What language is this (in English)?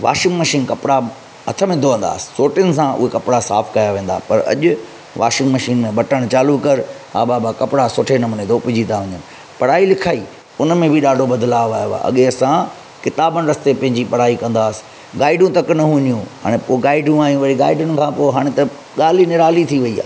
Sindhi